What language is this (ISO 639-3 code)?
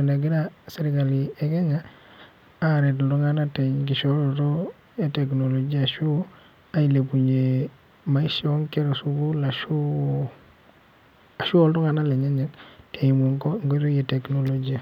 mas